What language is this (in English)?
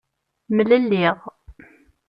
Kabyle